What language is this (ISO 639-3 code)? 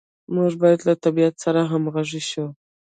pus